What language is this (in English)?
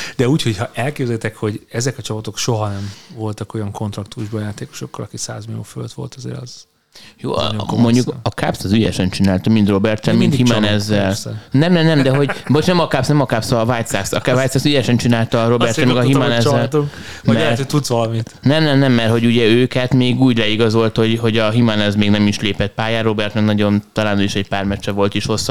Hungarian